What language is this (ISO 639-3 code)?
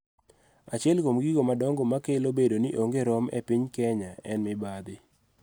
luo